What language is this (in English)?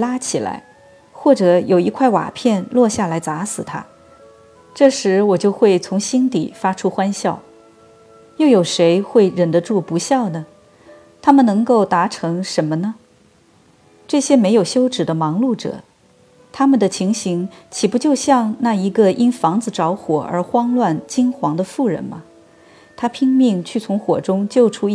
Chinese